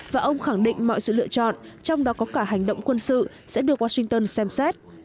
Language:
Vietnamese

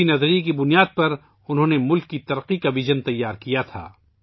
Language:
Urdu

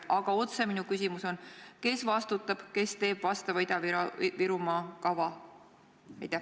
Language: Estonian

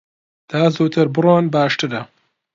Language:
Central Kurdish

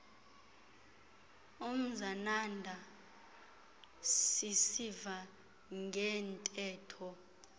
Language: Xhosa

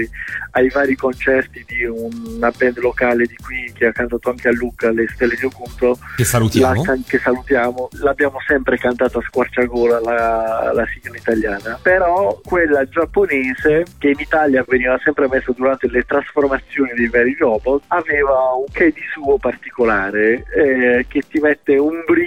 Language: Italian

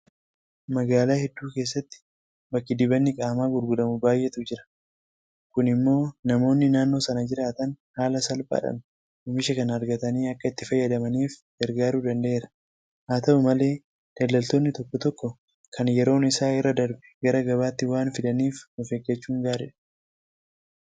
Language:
Oromo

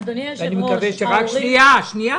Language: Hebrew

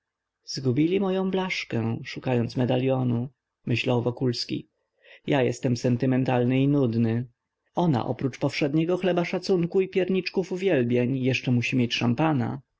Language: Polish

